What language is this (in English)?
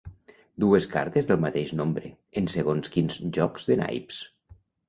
Catalan